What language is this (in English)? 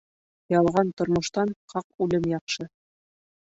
Bashkir